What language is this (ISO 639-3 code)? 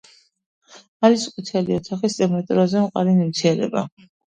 kat